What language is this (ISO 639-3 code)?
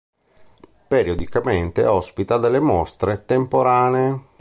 ita